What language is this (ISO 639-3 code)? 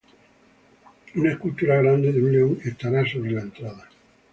spa